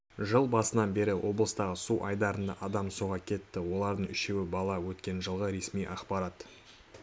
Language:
Kazakh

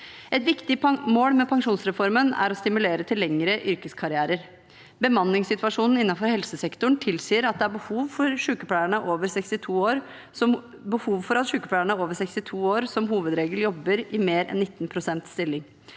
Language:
Norwegian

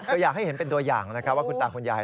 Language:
Thai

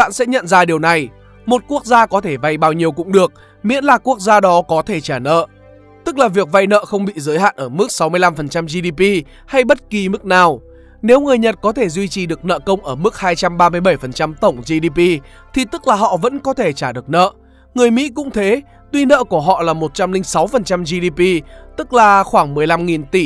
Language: Vietnamese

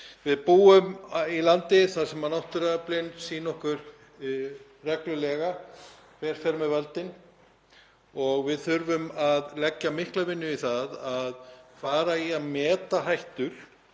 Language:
Icelandic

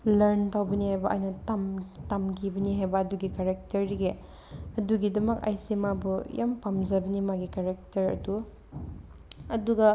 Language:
Manipuri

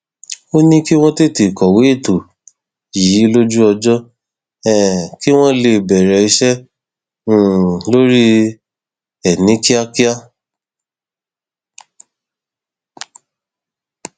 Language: Yoruba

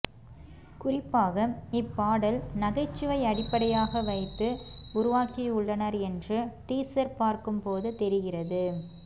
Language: Tamil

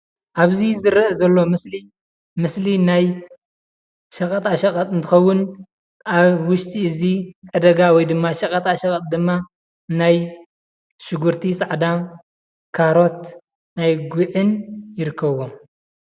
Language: Tigrinya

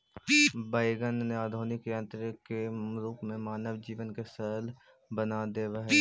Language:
Magahi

